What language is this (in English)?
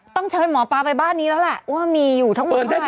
Thai